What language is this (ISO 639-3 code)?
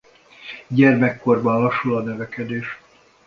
hun